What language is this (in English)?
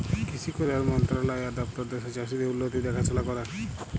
Bangla